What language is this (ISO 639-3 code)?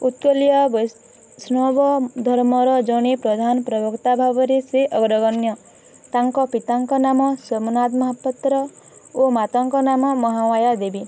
ori